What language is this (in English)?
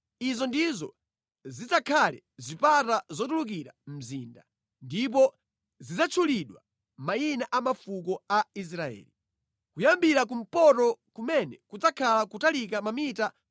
Nyanja